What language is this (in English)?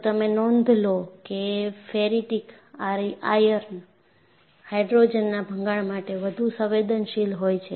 Gujarati